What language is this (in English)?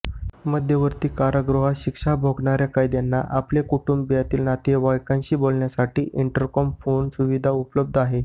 Marathi